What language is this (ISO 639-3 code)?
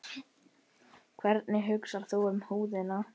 isl